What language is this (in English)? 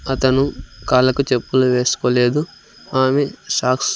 Telugu